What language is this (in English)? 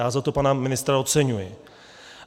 Czech